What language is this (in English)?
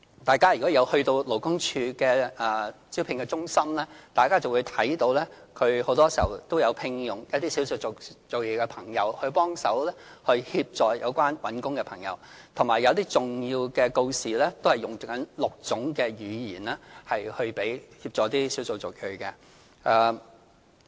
Cantonese